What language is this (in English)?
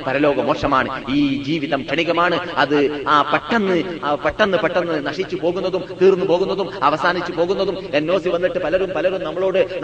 Malayalam